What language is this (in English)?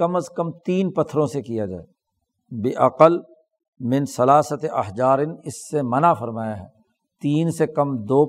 Urdu